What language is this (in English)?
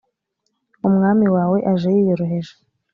Kinyarwanda